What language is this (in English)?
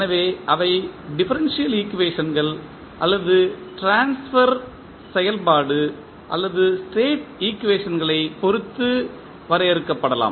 Tamil